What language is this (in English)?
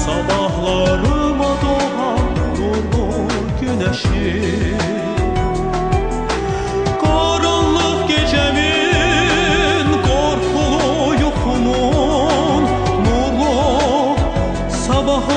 Turkish